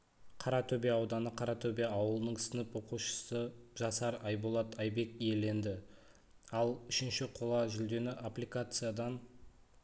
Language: Kazakh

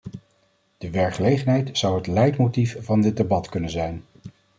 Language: Dutch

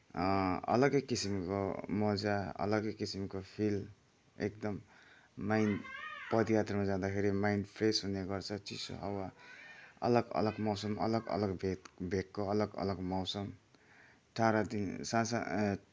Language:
Nepali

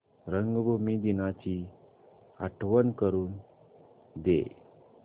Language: Marathi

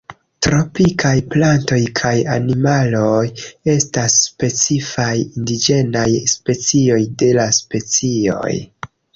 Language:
Esperanto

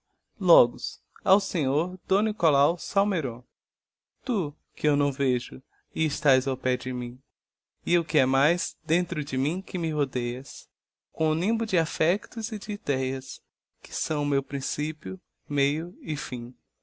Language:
Portuguese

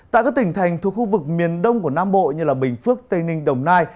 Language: Vietnamese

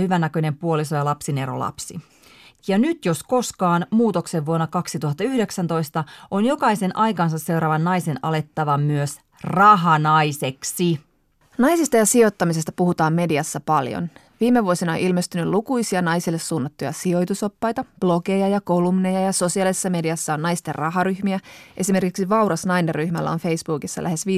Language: Finnish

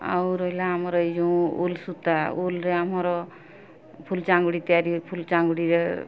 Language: Odia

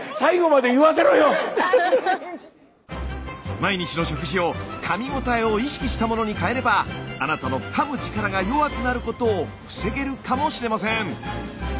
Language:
Japanese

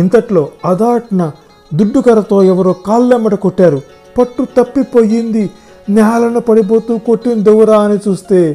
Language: Telugu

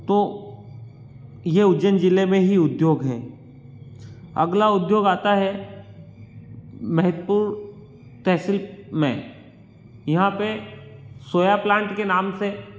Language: Hindi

